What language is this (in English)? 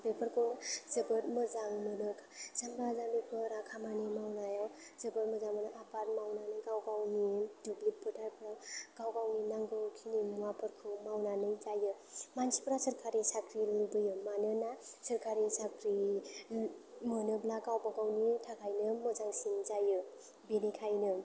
Bodo